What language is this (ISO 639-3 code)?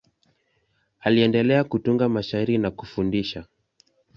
swa